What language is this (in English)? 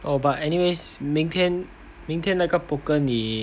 English